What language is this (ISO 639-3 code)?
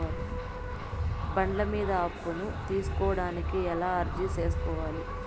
tel